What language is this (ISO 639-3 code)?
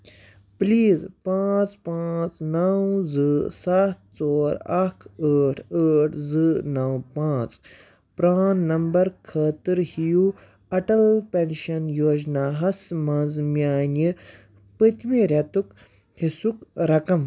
kas